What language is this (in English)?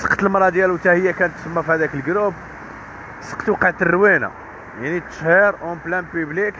Arabic